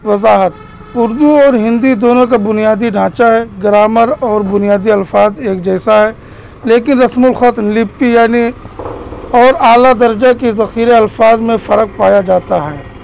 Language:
Urdu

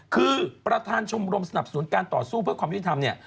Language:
Thai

